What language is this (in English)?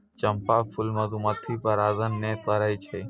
Maithili